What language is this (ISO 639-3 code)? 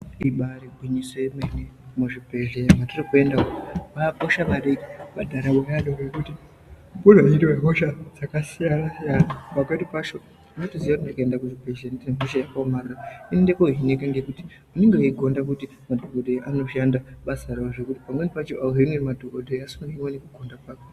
ndc